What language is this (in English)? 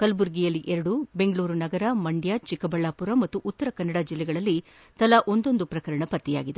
Kannada